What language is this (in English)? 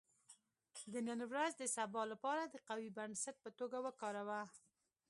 Pashto